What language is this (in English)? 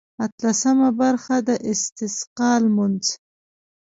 Pashto